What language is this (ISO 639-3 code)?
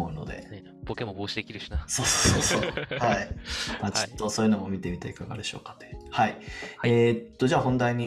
jpn